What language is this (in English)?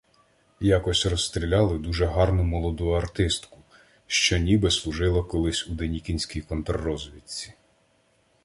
Ukrainian